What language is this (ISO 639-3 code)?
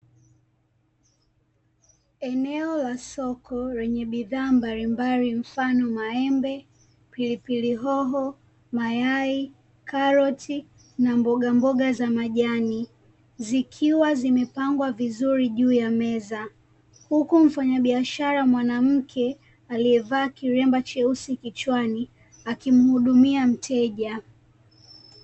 swa